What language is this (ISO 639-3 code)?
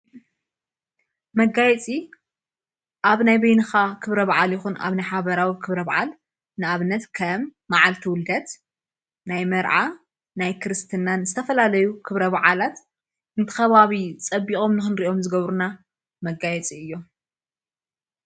tir